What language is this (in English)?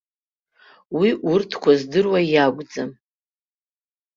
Abkhazian